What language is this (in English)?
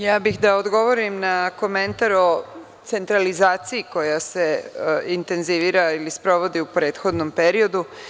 Serbian